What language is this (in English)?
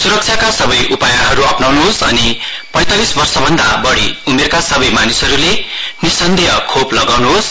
Nepali